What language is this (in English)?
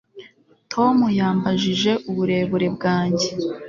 Kinyarwanda